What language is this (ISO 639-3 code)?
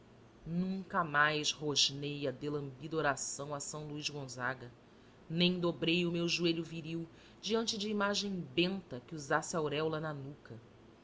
por